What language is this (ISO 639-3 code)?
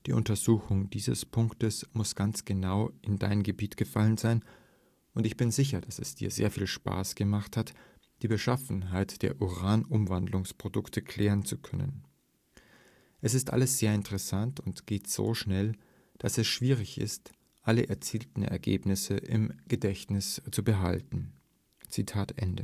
deu